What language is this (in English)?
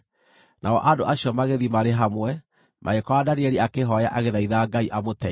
Kikuyu